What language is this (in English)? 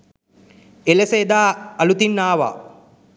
Sinhala